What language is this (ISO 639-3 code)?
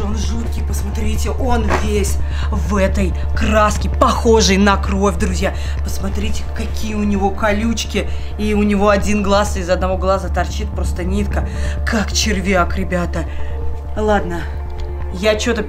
rus